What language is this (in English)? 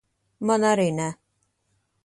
Latvian